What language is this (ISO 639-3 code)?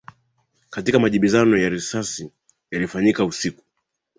swa